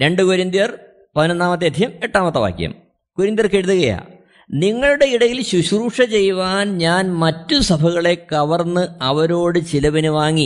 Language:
Malayalam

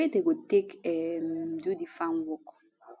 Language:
Nigerian Pidgin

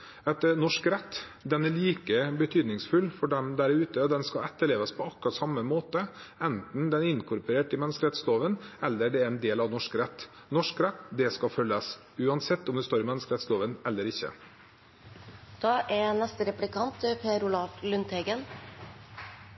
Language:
Norwegian Bokmål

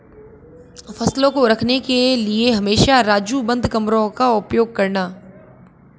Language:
Hindi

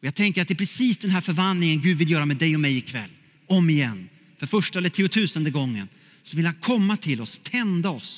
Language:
Swedish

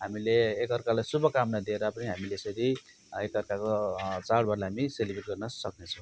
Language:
Nepali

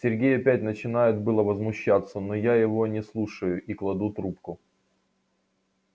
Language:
Russian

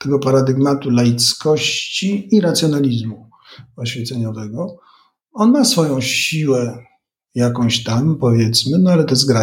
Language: Polish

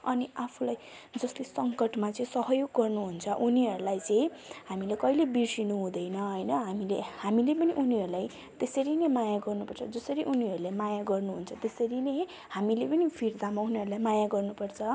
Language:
Nepali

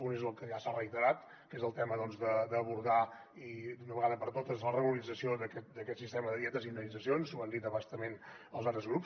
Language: Catalan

